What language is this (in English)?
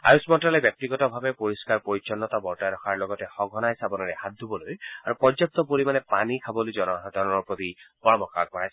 Assamese